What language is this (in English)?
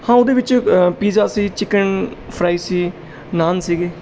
Punjabi